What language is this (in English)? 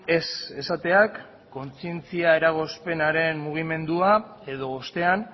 Basque